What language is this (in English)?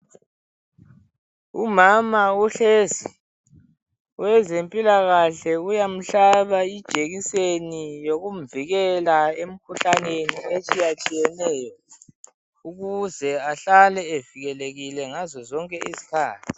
North Ndebele